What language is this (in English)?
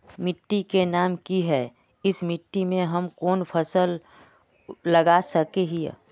Magahi